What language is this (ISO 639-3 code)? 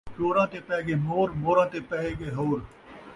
skr